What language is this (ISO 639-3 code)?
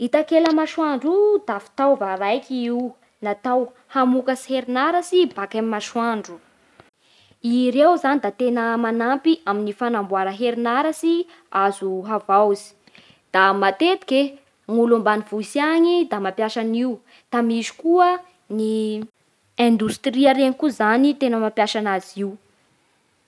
bhr